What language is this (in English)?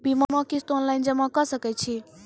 Maithili